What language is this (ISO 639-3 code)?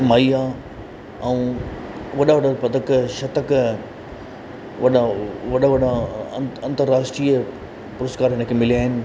snd